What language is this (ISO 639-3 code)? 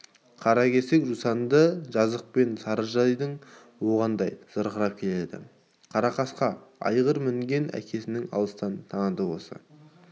kaz